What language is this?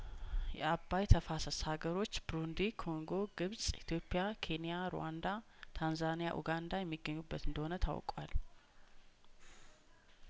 Amharic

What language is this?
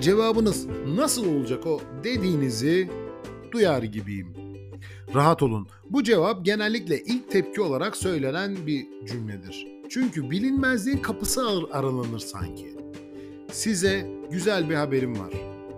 Turkish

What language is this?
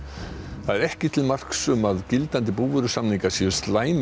Icelandic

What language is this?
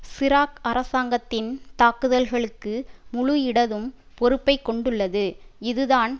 Tamil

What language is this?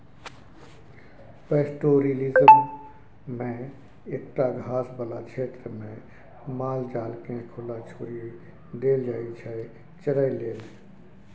Maithili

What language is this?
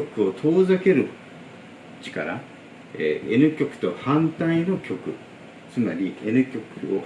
Japanese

